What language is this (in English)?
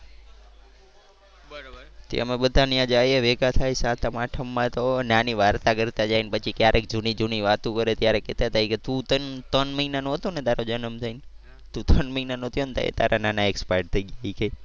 Gujarati